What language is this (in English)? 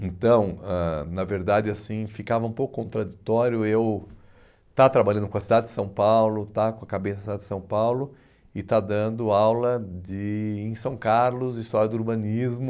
Portuguese